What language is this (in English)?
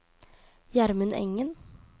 Norwegian